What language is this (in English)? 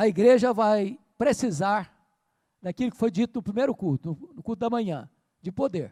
Portuguese